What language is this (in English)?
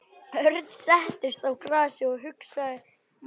Icelandic